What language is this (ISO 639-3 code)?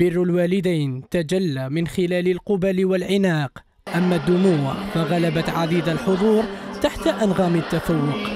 ara